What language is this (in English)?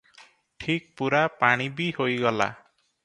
Odia